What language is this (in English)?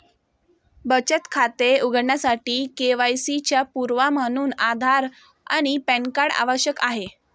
Marathi